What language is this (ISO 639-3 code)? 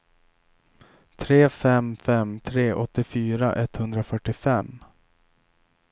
swe